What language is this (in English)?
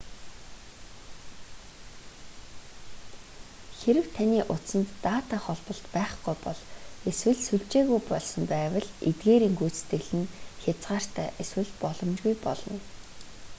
Mongolian